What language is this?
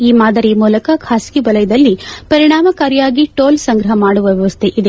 Kannada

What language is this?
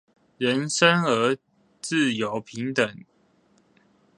Chinese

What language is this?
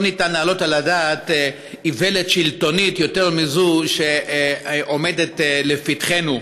Hebrew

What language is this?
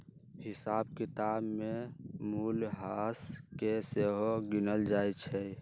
Magahi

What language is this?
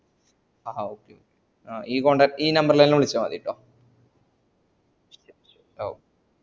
Malayalam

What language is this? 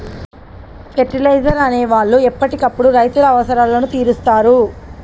Telugu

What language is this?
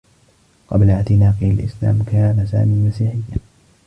Arabic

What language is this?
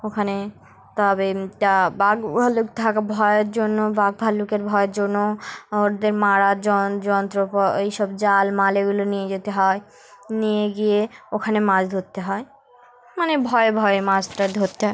Bangla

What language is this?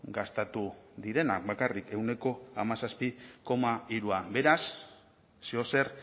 Basque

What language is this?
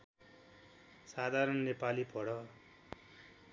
Nepali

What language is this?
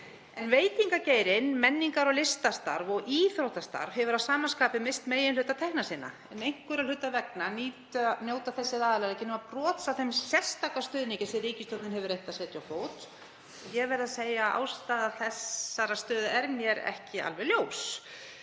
Icelandic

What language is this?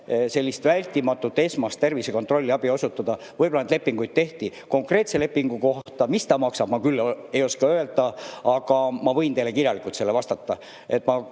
Estonian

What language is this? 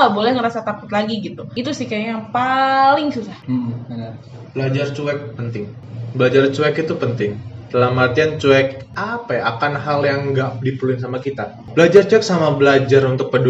Indonesian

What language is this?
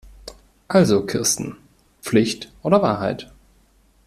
German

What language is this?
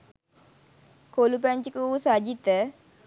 Sinhala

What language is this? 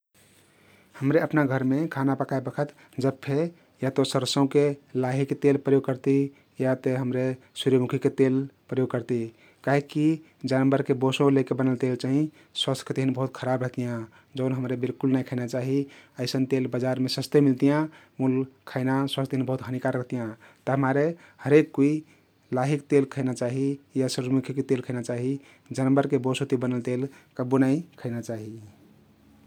Kathoriya Tharu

